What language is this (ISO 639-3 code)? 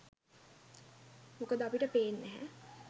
sin